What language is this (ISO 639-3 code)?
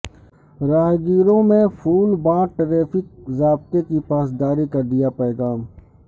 urd